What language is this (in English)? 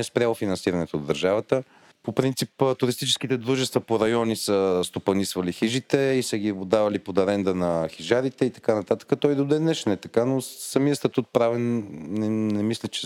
Bulgarian